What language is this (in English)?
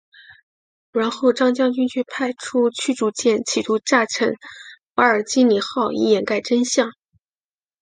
Chinese